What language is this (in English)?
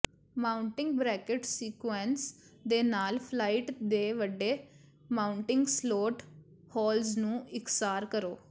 Punjabi